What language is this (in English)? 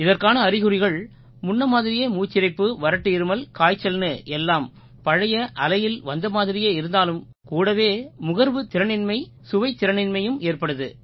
Tamil